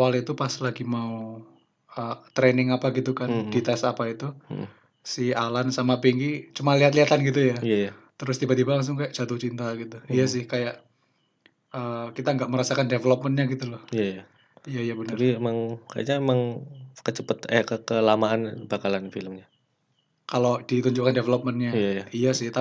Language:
Indonesian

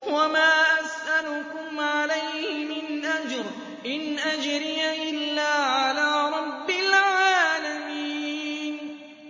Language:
Arabic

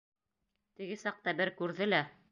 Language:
Bashkir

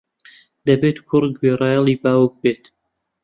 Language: Central Kurdish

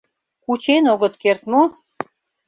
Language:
Mari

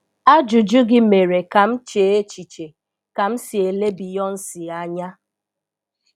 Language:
Igbo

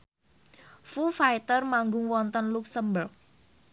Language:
Javanese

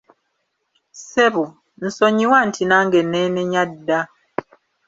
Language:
Ganda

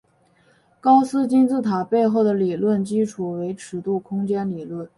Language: Chinese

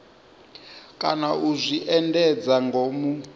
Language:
Venda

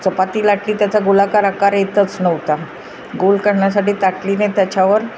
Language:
Marathi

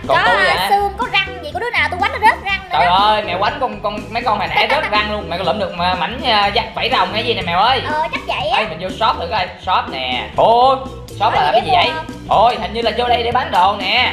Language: Vietnamese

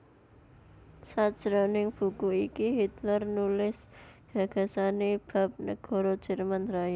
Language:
Javanese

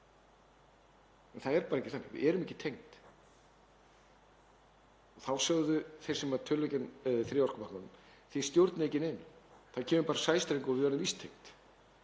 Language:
Icelandic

